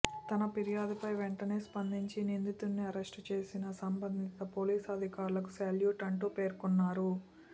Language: Telugu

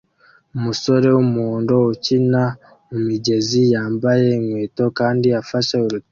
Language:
Kinyarwanda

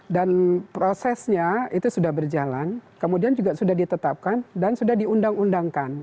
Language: Indonesian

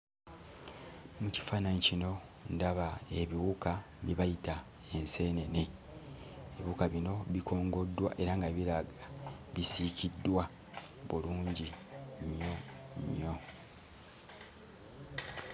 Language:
Ganda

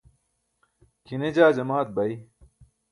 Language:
Burushaski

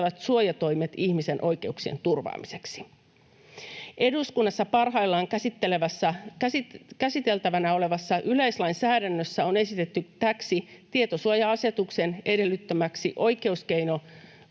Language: Finnish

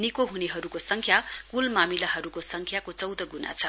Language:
Nepali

